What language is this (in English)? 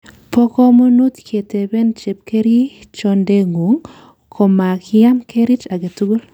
Kalenjin